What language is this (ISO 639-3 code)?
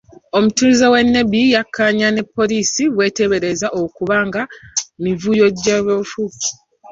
lug